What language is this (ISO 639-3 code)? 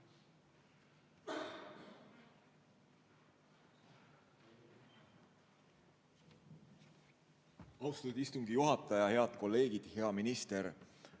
est